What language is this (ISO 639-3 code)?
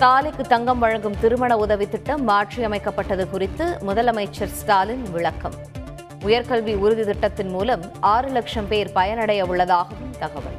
tam